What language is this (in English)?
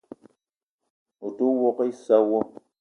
Eton (Cameroon)